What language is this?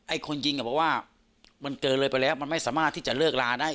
Thai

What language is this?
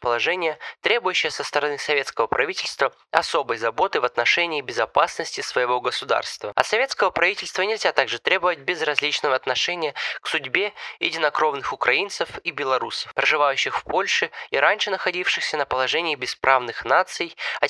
Russian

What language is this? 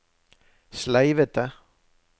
Norwegian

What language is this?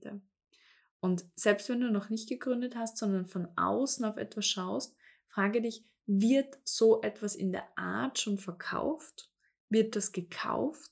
German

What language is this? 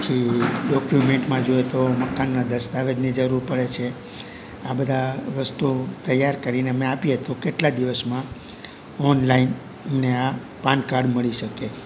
Gujarati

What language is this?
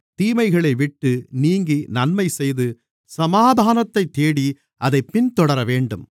Tamil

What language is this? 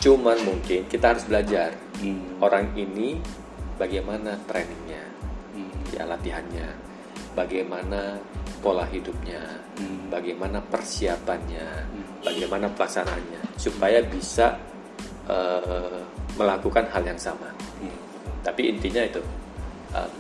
Indonesian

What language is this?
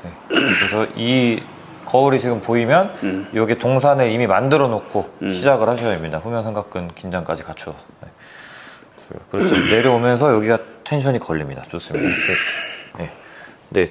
Korean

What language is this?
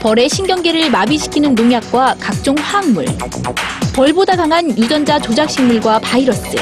Korean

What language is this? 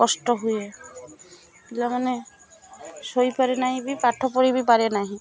Odia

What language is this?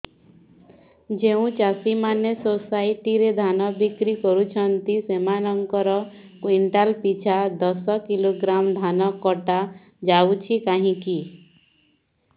Odia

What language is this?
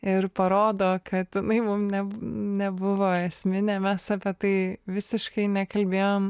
Lithuanian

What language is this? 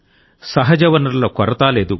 Telugu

